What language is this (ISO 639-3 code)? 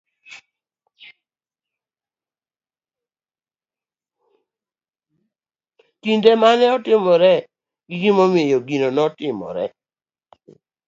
luo